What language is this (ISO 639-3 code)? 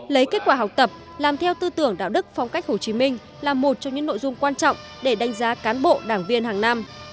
vie